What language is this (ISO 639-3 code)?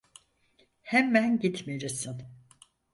tur